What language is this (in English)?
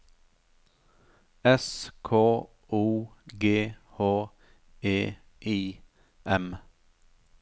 Norwegian